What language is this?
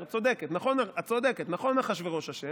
Hebrew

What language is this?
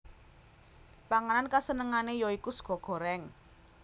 Javanese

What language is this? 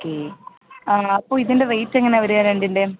Malayalam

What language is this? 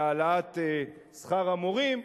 Hebrew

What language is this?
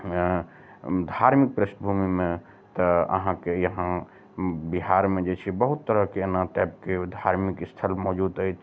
Maithili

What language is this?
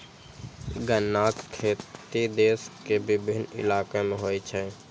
Maithili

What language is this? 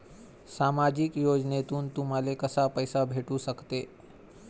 Marathi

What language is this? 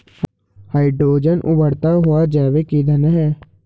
Hindi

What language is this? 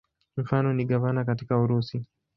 Swahili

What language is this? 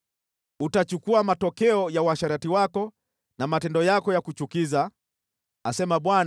Swahili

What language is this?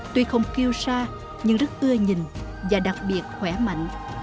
Vietnamese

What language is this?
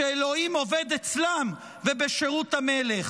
Hebrew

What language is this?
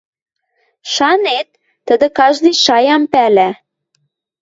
Western Mari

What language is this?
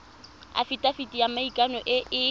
Tswana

